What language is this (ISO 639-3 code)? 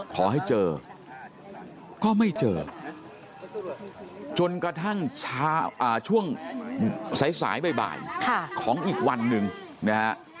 tha